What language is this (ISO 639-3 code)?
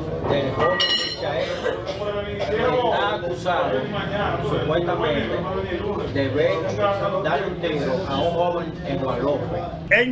spa